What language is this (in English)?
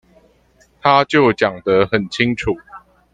Chinese